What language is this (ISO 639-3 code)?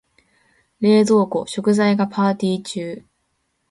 jpn